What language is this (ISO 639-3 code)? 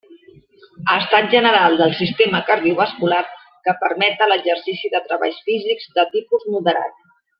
cat